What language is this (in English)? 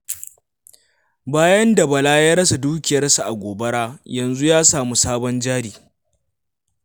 Hausa